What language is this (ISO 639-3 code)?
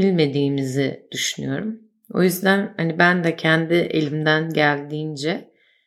tur